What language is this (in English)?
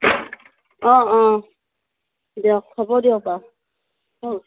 Assamese